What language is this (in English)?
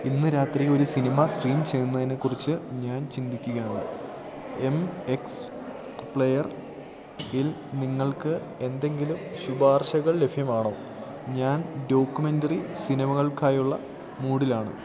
Malayalam